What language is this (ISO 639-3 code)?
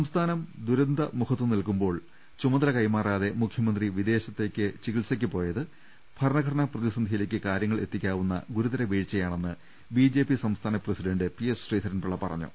mal